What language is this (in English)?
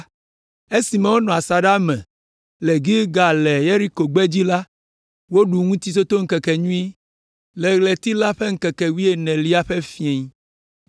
Ewe